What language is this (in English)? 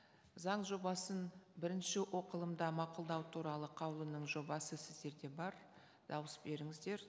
Kazakh